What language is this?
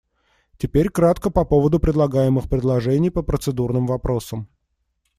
Russian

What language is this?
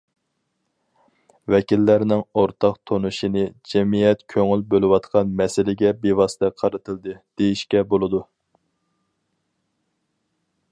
Uyghur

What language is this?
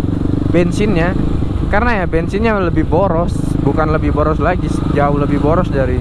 Indonesian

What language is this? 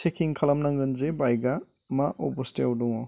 Bodo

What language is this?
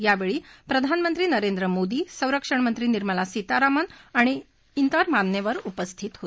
Marathi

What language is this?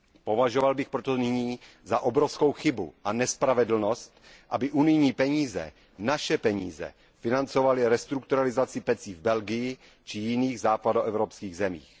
Czech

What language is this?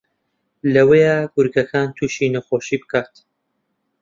Central Kurdish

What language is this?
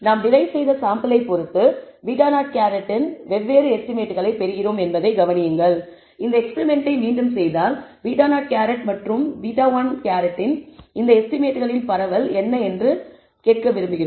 Tamil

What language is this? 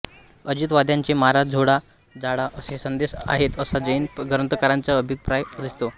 Marathi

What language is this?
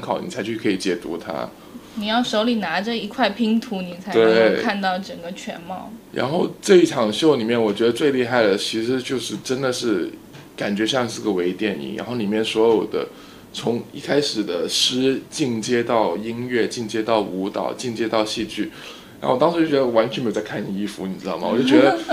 Chinese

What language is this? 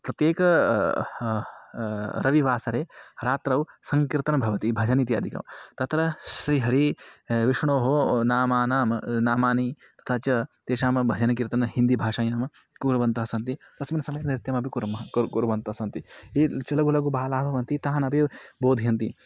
Sanskrit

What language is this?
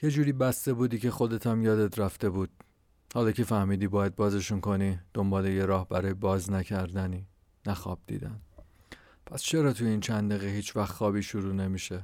Persian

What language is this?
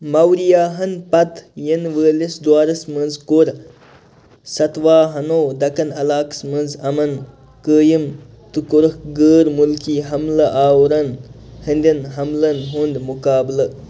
Kashmiri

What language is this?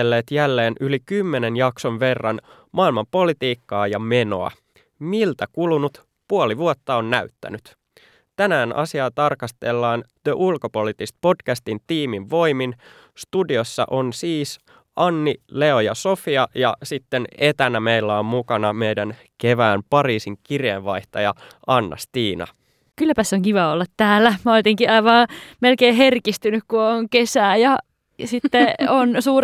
Finnish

